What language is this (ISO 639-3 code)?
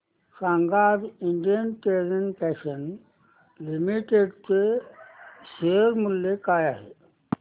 mar